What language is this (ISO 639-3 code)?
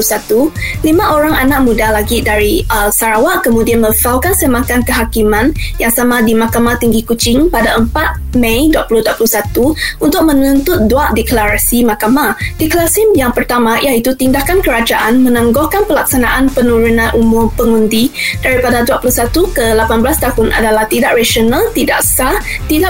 msa